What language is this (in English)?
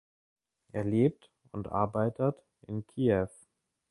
German